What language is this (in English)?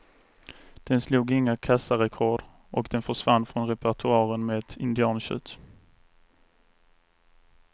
Swedish